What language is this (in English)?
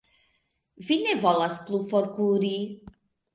Esperanto